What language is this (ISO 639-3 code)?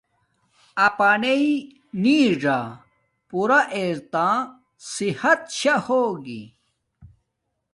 dmk